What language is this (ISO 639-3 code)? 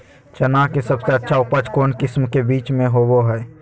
mag